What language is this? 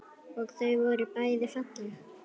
Icelandic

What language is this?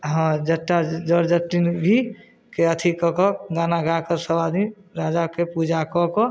Maithili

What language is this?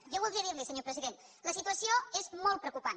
Catalan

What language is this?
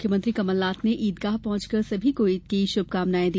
Hindi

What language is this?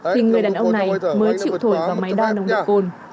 Vietnamese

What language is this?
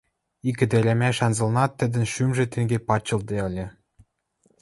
Western Mari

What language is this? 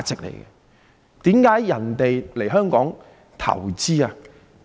Cantonese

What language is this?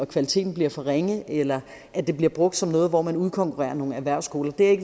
Danish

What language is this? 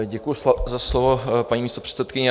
Czech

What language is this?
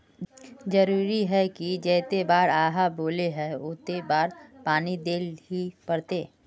Magahi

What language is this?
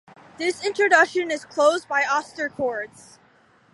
English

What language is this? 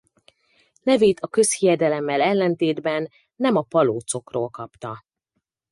Hungarian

